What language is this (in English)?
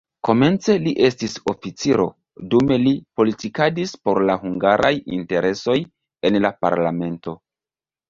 Esperanto